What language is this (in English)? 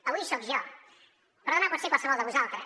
Catalan